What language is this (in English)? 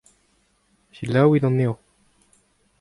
Breton